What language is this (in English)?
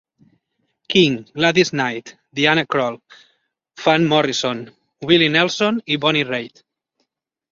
Catalan